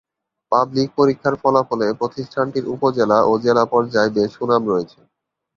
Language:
Bangla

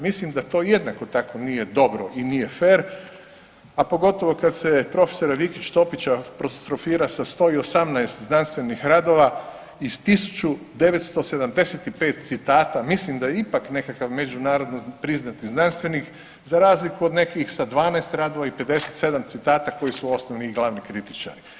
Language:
Croatian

